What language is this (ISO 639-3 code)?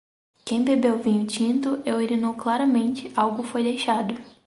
por